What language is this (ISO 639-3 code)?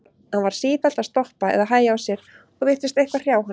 isl